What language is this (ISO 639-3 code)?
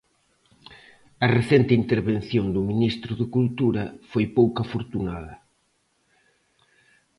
glg